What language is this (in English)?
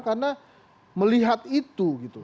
Indonesian